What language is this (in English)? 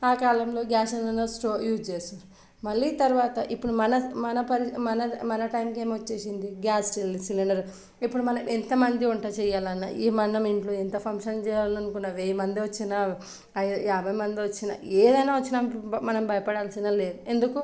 Telugu